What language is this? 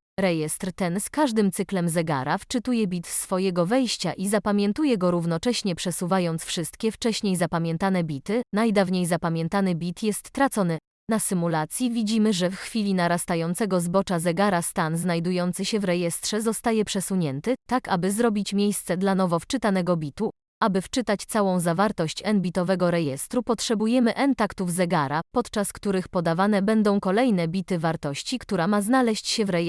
Polish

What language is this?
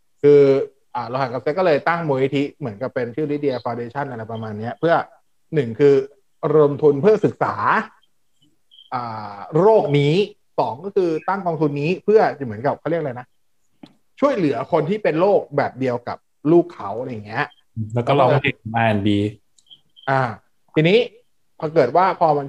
Thai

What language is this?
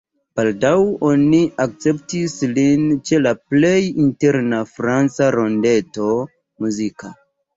Esperanto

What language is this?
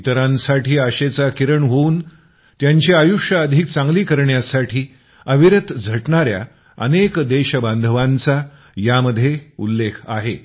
Marathi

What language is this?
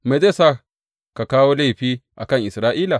Hausa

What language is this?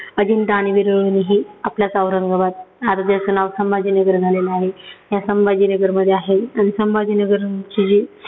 Marathi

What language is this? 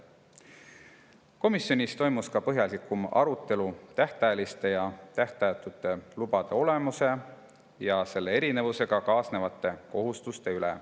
Estonian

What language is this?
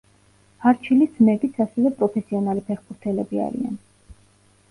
Georgian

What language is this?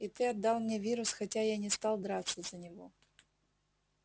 Russian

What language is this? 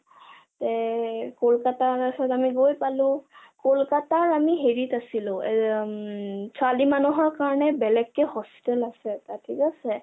Assamese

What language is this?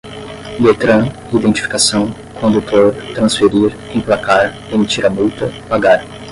Portuguese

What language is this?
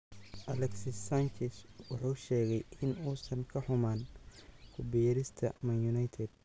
Somali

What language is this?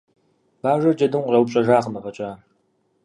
Kabardian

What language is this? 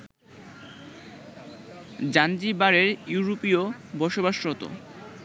Bangla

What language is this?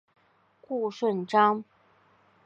Chinese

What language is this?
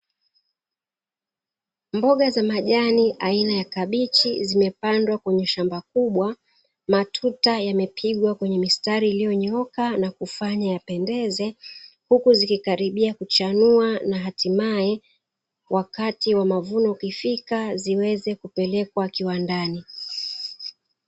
Swahili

